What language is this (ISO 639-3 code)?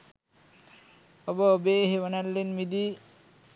sin